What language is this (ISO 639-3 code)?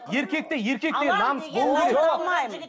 kaz